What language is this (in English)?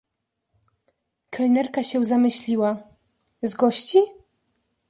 Polish